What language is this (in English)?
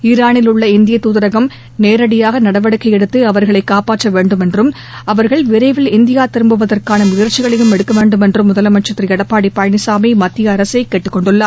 Tamil